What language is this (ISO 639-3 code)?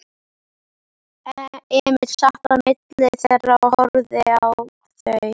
isl